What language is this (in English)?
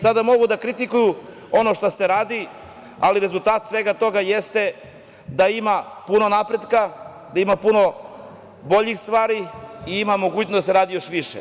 Serbian